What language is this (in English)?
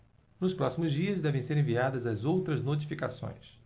Portuguese